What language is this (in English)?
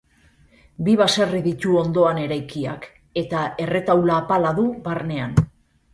Basque